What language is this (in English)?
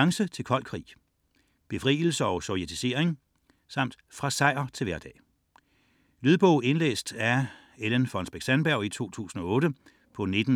Danish